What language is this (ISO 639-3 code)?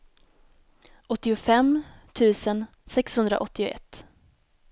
swe